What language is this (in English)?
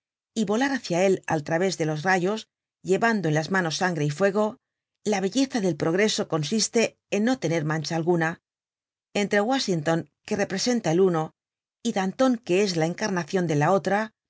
Spanish